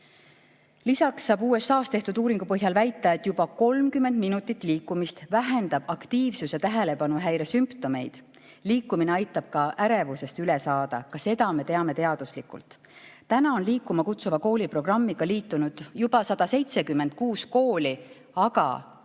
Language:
Estonian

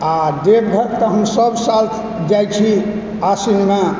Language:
Maithili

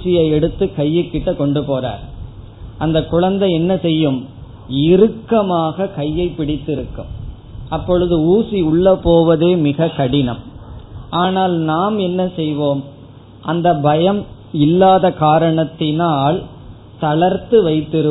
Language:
Tamil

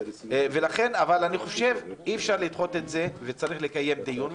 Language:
Hebrew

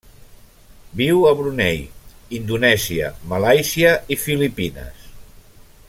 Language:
Catalan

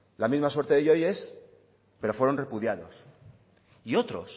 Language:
Spanish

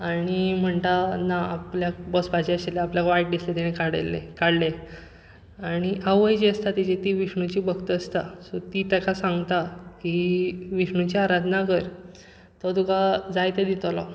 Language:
Konkani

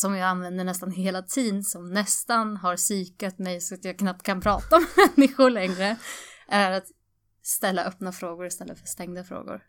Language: Swedish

